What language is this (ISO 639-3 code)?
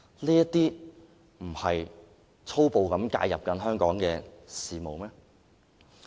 yue